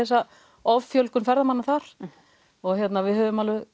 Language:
Icelandic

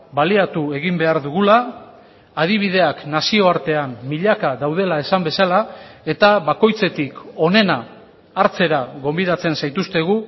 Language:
Basque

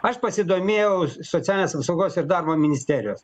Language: Lithuanian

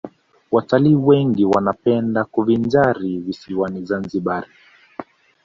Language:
Swahili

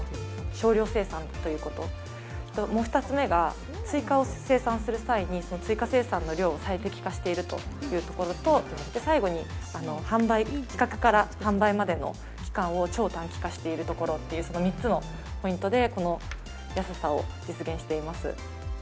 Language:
Japanese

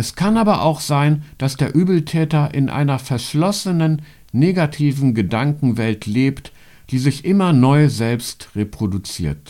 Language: German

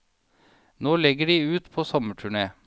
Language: Norwegian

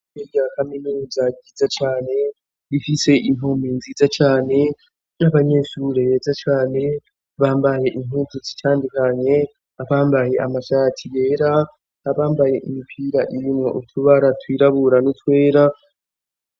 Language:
Rundi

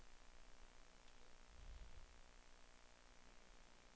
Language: Danish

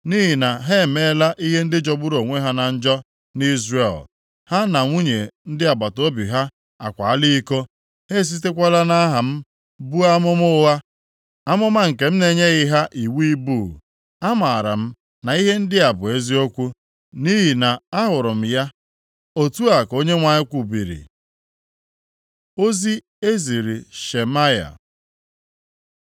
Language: Igbo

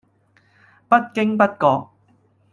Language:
Cantonese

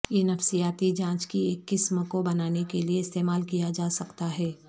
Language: Urdu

